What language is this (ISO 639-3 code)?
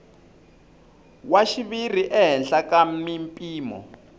tso